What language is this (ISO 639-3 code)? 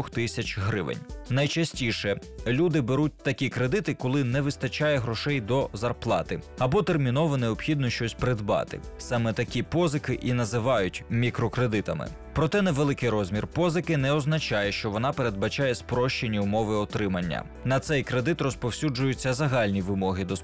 ukr